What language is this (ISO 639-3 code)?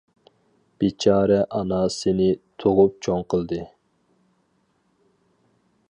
uig